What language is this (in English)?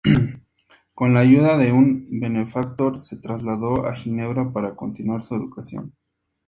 Spanish